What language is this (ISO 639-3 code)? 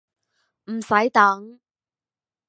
yue